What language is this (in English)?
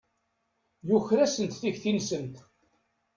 Kabyle